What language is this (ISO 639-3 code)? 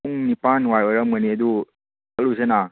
mni